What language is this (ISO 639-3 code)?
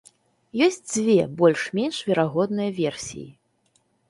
bel